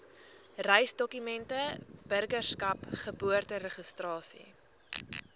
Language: Afrikaans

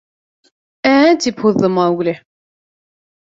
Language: Bashkir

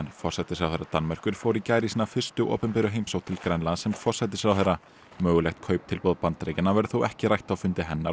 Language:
Icelandic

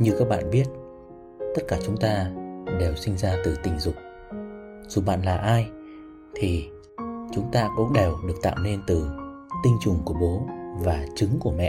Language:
Vietnamese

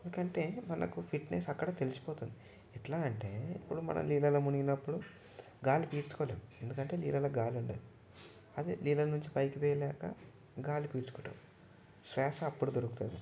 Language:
Telugu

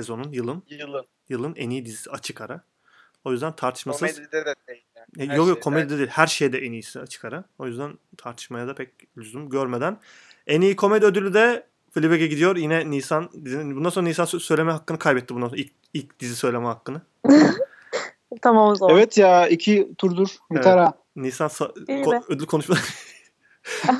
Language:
Turkish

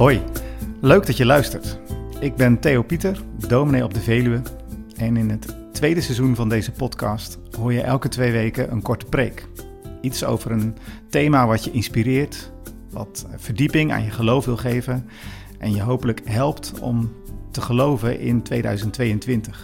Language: Dutch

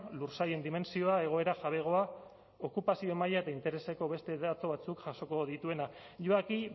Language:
Basque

